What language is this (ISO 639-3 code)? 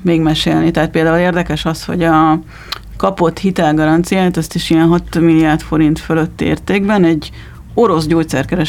hun